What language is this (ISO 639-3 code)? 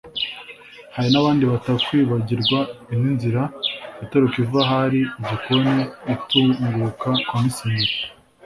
kin